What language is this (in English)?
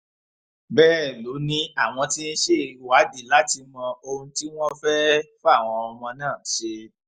Yoruba